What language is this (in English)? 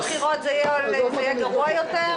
Hebrew